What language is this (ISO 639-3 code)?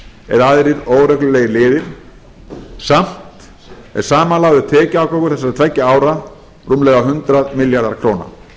isl